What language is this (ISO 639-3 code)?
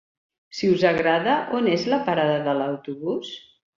cat